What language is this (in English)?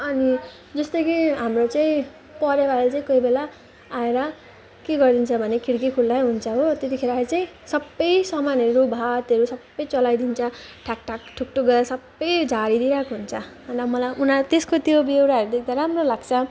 Nepali